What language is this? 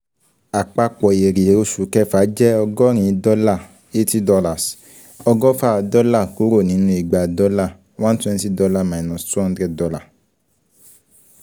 Yoruba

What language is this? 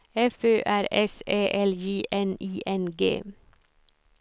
Swedish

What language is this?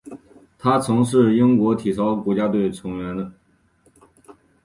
Chinese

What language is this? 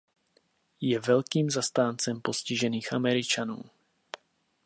Czech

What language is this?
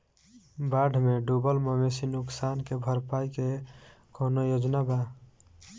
Bhojpuri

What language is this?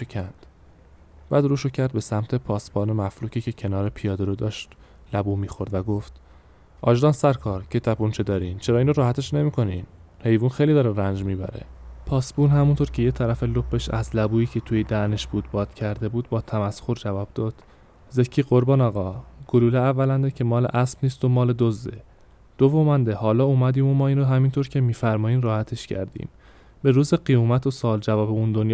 Persian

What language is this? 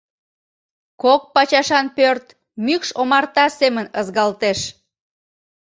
Mari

